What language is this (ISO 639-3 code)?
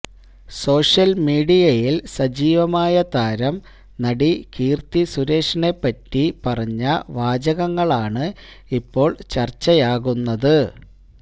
mal